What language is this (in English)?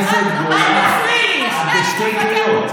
Hebrew